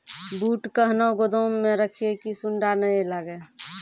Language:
Maithili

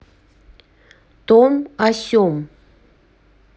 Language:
Russian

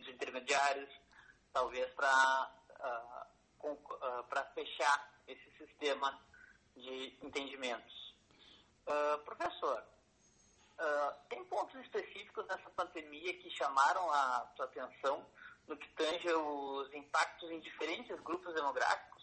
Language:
Portuguese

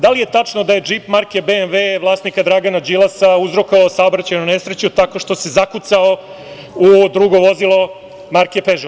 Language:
Serbian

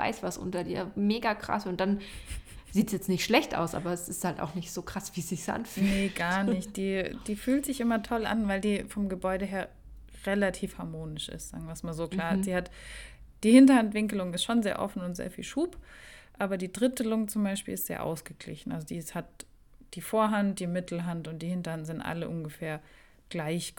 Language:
German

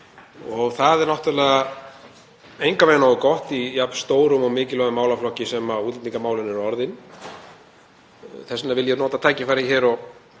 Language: Icelandic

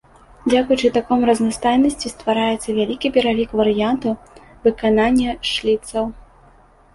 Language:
Belarusian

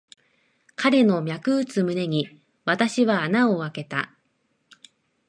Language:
Japanese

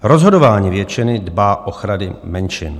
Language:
Czech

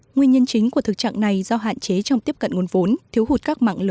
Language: Vietnamese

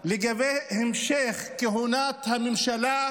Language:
Hebrew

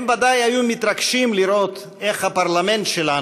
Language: Hebrew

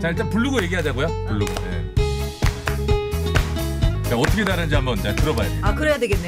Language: Korean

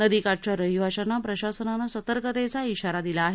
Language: Marathi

